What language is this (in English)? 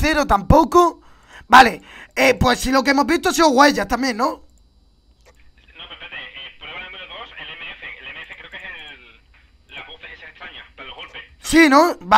Spanish